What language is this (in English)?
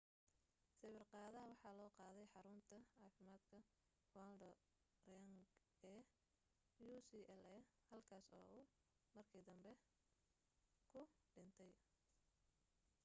Somali